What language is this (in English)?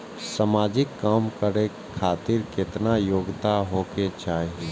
Maithili